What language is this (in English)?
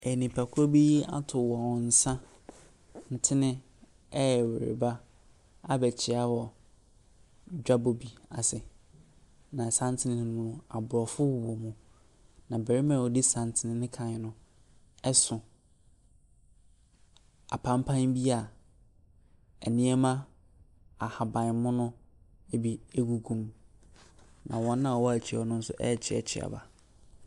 Akan